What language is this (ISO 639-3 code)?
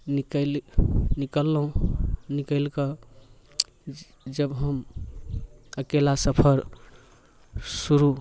mai